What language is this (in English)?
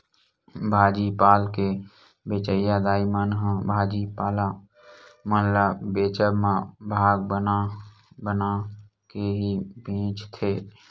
Chhattisgarhi